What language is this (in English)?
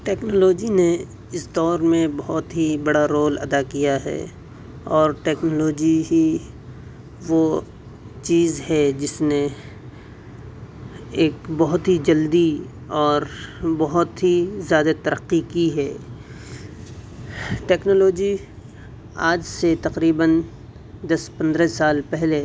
Urdu